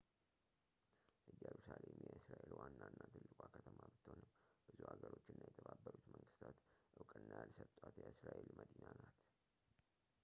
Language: Amharic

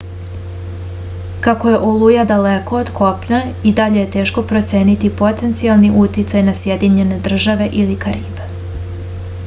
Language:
Serbian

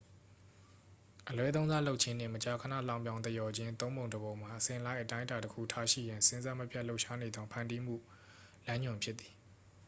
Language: Burmese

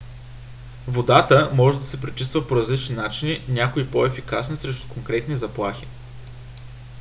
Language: Bulgarian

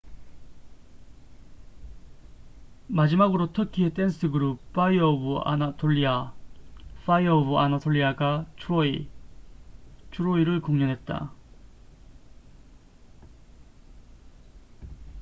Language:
Korean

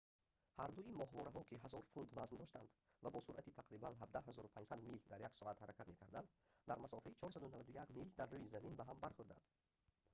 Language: Tajik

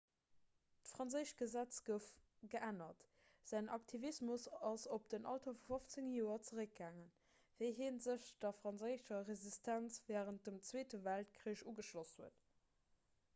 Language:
Luxembourgish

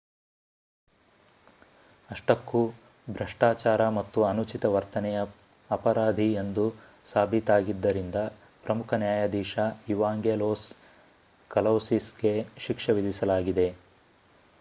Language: Kannada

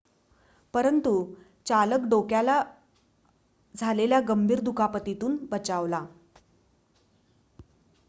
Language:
Marathi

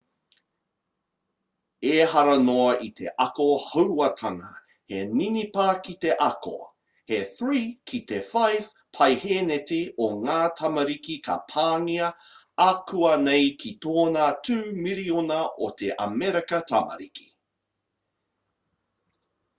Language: Māori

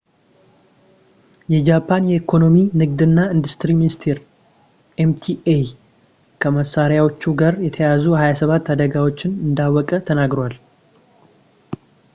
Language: Amharic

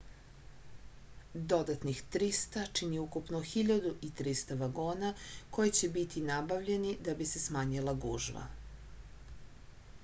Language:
Serbian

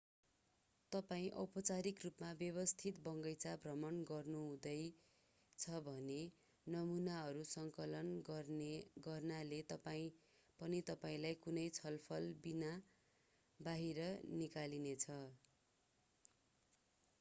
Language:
Nepali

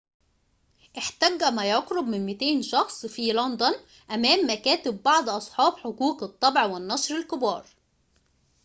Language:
Arabic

